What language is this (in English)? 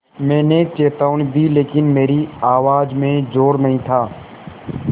Hindi